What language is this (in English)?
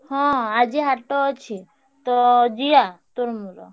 Odia